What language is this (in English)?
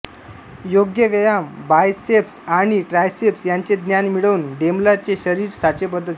Marathi